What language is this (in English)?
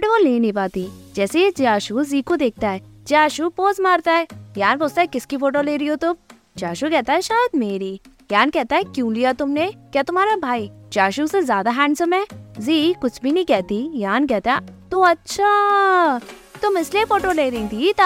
Hindi